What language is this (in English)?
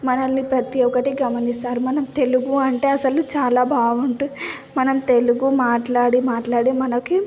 Telugu